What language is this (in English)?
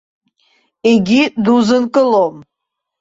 Abkhazian